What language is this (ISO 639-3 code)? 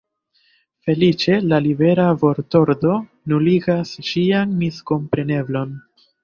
epo